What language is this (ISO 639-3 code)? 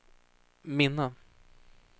swe